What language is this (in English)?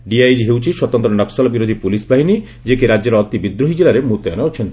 Odia